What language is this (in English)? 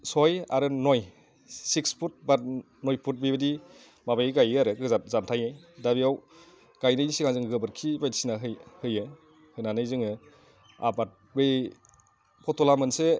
Bodo